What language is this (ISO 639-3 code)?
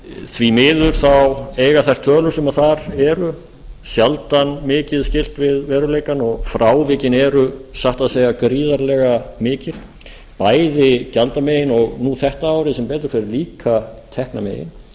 isl